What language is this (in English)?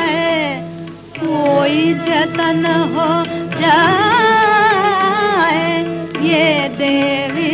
Hindi